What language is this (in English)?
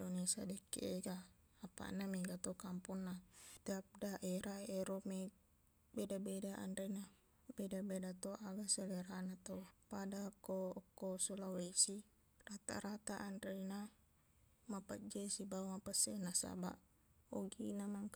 Buginese